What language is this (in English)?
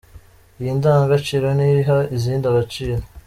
Kinyarwanda